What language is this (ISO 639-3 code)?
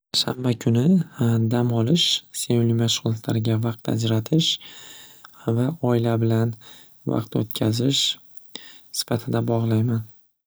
uzb